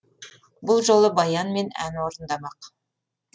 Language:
Kazakh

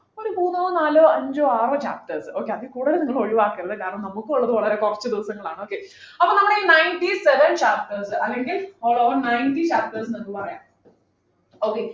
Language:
Malayalam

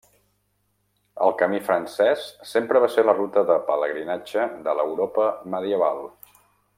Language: Catalan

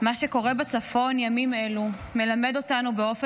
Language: Hebrew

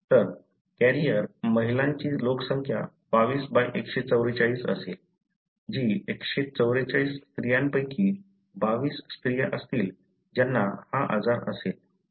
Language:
Marathi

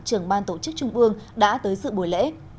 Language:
Vietnamese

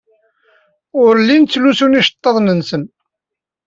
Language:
Kabyle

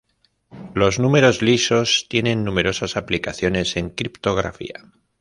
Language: Spanish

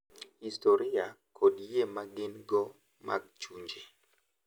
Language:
Luo (Kenya and Tanzania)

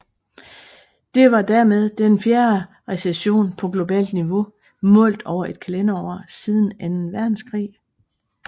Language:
Danish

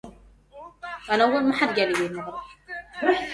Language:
Arabic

